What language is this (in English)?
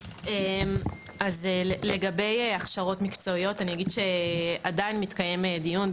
Hebrew